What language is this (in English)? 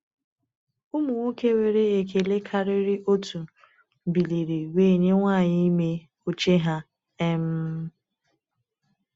Igbo